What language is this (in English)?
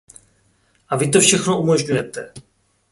Czech